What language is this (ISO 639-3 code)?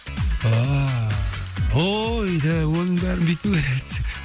kaz